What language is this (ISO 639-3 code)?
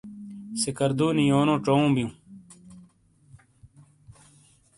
scl